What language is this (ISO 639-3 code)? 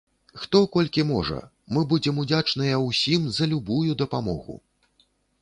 bel